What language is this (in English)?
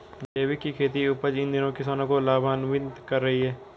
Hindi